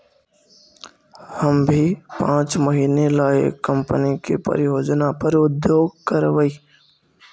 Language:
Magahi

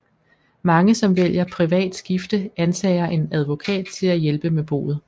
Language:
Danish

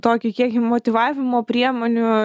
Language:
Lithuanian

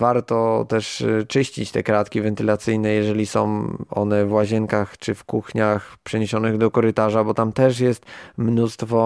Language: Polish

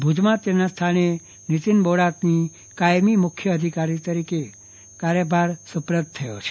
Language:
Gujarati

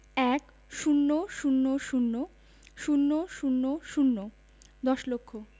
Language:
Bangla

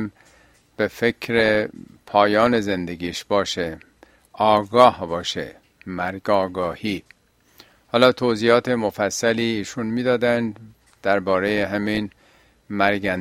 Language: Persian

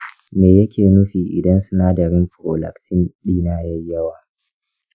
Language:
Hausa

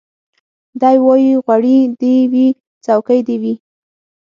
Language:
Pashto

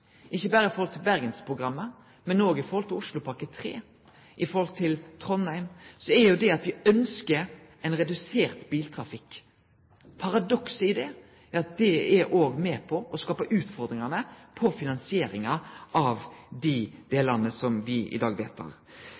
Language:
Norwegian Nynorsk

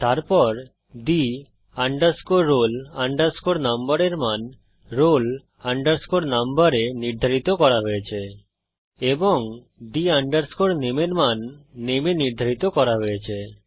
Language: Bangla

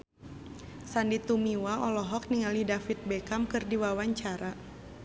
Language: Sundanese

